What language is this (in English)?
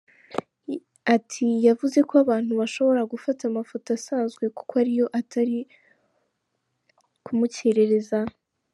Kinyarwanda